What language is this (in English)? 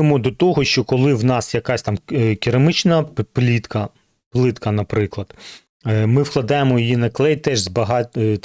Ukrainian